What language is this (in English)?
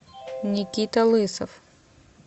Russian